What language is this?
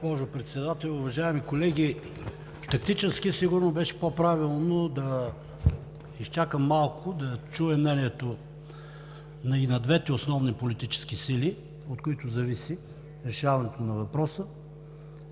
Bulgarian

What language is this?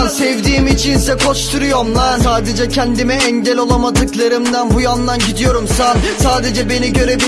Turkish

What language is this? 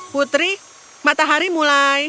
Indonesian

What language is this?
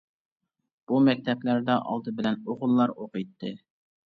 Uyghur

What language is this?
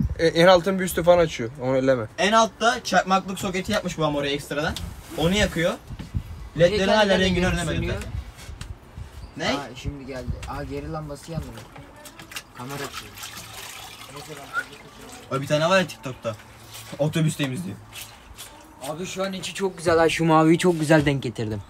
Turkish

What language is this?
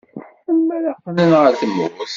Kabyle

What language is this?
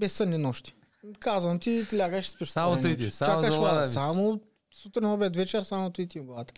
Bulgarian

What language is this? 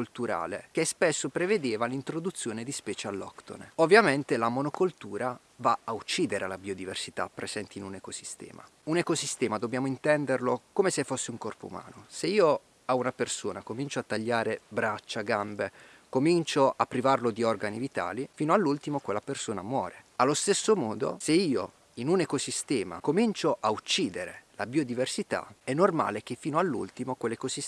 Italian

